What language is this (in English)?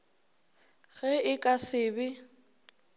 Northern Sotho